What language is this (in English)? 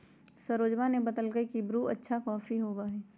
Magahi